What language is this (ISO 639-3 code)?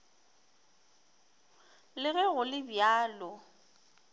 nso